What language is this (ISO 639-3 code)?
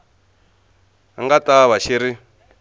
tso